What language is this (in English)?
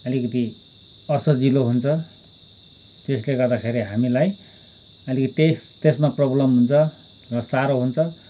Nepali